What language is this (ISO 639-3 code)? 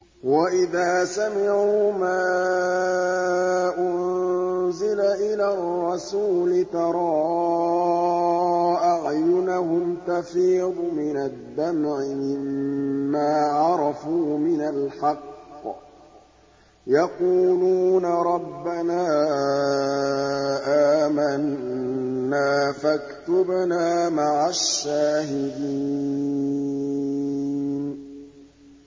ara